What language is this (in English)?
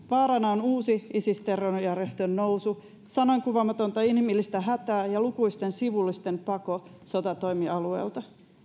Finnish